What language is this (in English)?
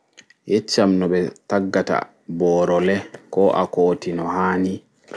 Fula